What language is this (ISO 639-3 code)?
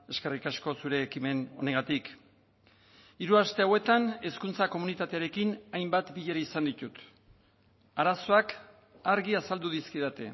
eus